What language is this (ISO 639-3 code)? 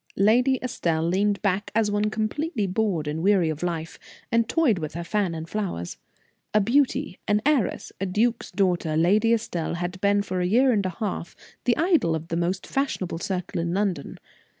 eng